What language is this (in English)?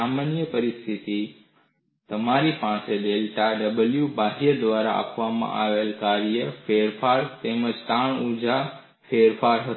Gujarati